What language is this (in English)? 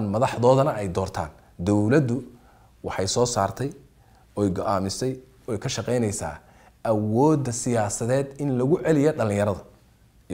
Arabic